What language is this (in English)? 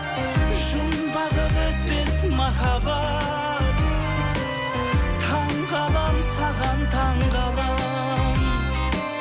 Kazakh